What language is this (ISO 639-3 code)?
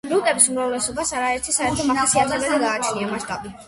kat